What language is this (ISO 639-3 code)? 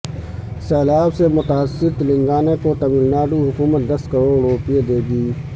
urd